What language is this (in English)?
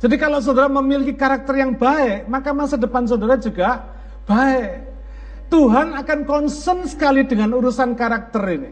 Indonesian